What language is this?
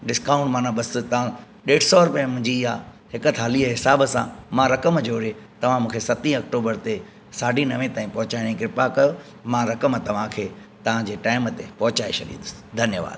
Sindhi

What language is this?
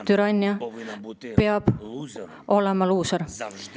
Estonian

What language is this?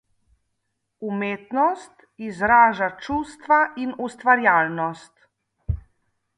Slovenian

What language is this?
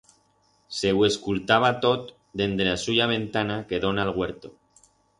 Aragonese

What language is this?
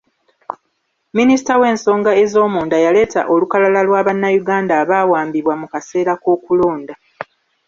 Ganda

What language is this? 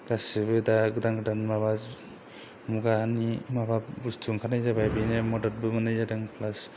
Bodo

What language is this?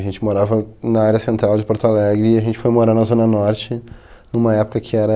Portuguese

